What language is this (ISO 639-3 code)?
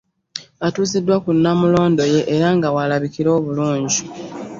lug